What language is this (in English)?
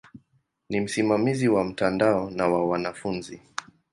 Swahili